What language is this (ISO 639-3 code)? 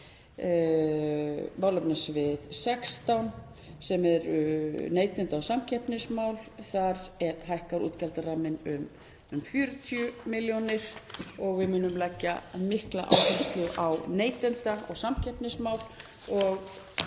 isl